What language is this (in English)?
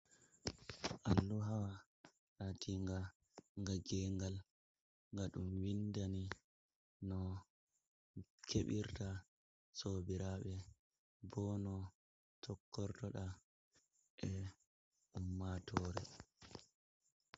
Fula